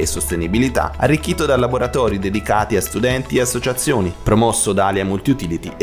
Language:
Italian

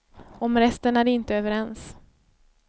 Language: Swedish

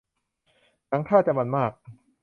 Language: Thai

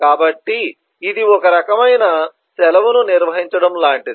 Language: Telugu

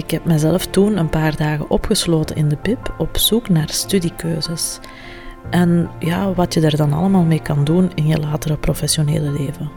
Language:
Dutch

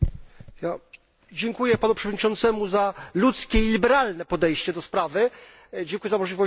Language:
Polish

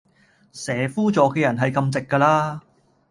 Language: Cantonese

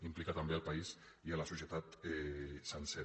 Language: Catalan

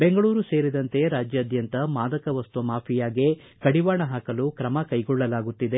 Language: Kannada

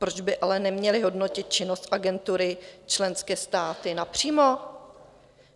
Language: Czech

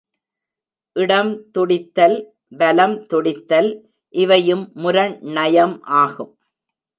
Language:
Tamil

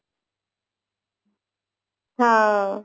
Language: Odia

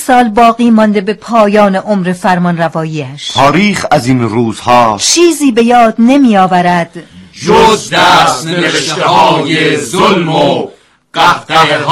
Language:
Persian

